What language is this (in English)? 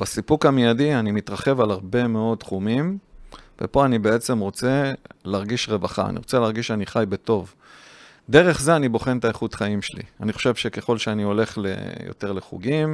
Hebrew